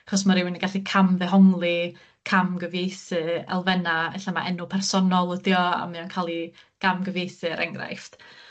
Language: Welsh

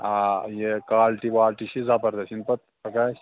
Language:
Kashmiri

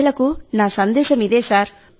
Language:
Telugu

